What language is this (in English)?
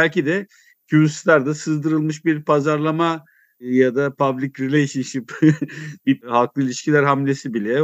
Turkish